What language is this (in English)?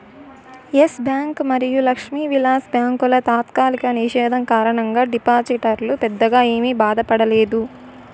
Telugu